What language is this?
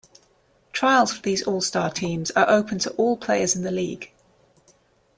English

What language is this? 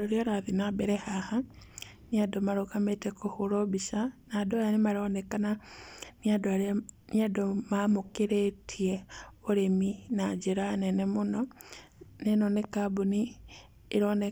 Kikuyu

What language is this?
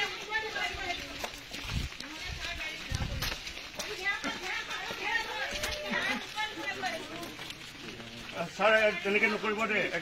Arabic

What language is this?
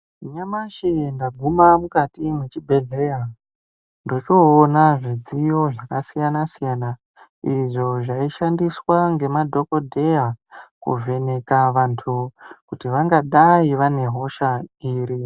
Ndau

